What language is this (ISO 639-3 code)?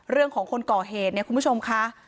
tha